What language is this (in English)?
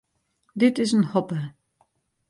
Western Frisian